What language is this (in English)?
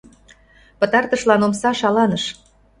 Mari